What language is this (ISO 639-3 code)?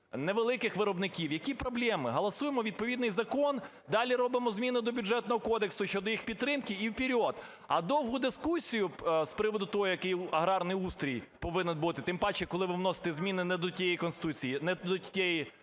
ukr